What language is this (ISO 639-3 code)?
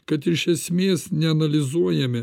lit